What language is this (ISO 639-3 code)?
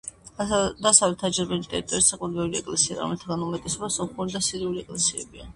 kat